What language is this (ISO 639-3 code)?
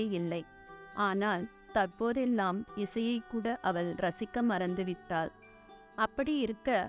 tam